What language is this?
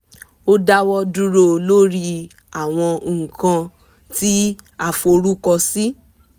Yoruba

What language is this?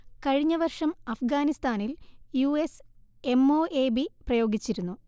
Malayalam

